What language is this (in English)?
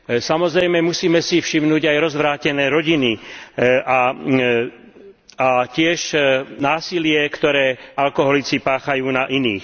Slovak